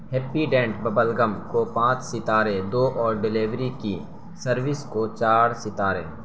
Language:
Urdu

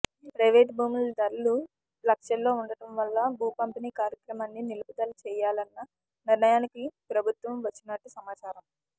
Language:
Telugu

